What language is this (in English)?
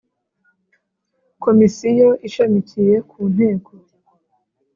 Kinyarwanda